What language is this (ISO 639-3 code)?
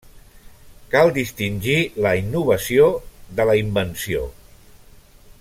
cat